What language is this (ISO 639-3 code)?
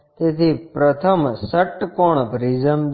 guj